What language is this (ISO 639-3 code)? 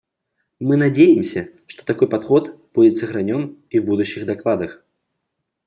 rus